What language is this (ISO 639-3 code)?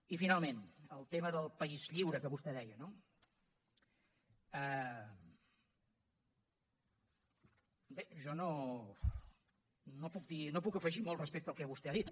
cat